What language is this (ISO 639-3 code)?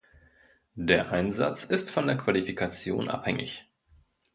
deu